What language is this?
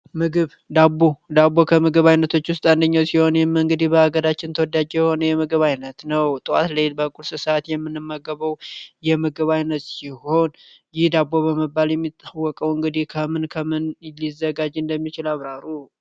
Amharic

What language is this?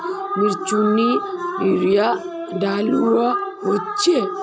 Magahi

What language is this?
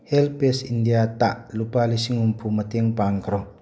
Manipuri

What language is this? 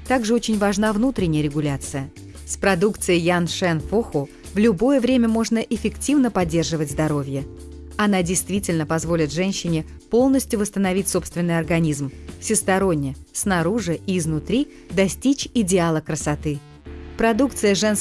Russian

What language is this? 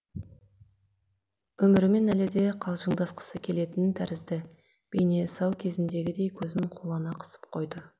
Kazakh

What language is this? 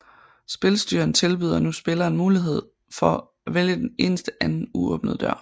Danish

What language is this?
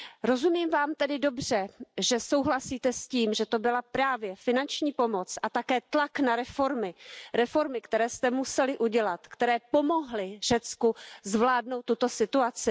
Czech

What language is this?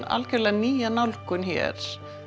Icelandic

